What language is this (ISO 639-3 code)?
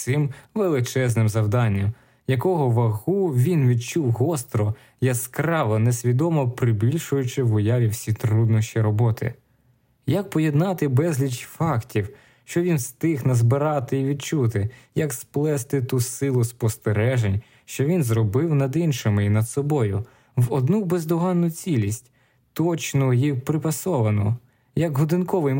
ukr